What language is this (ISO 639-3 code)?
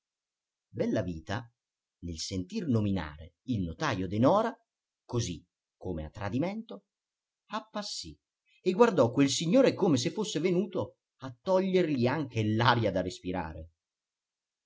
ita